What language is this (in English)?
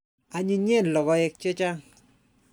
Kalenjin